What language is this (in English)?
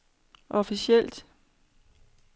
Danish